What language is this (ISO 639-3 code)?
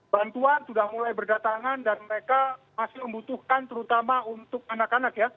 ind